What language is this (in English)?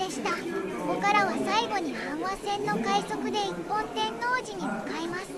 Japanese